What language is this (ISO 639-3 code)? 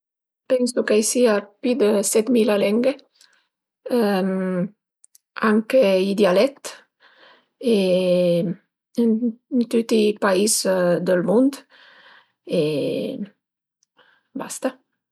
pms